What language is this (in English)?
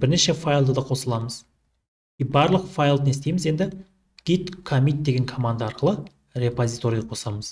Turkish